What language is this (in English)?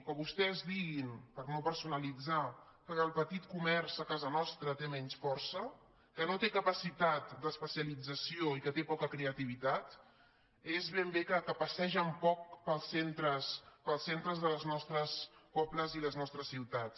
Catalan